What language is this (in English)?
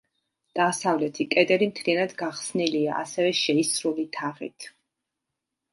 Georgian